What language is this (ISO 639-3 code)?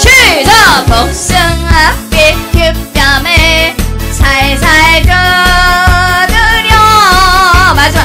kor